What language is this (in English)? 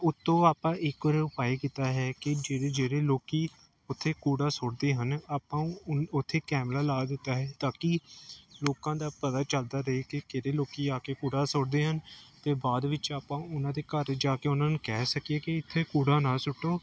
Punjabi